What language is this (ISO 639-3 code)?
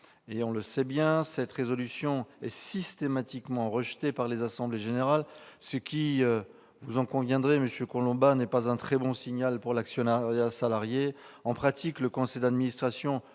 fra